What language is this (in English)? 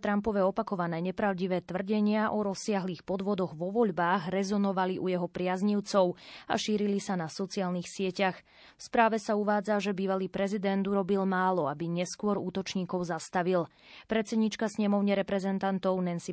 Slovak